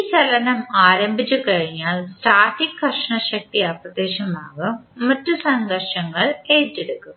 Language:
Malayalam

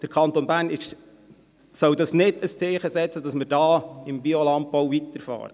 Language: Swiss German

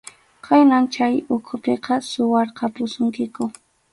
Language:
Arequipa-La Unión Quechua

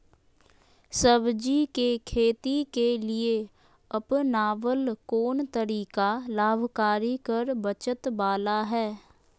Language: Magahi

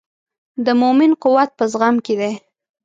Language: Pashto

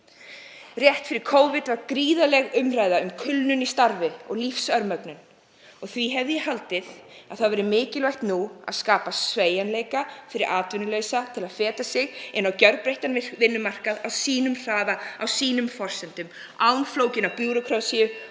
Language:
Icelandic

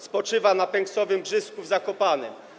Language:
Polish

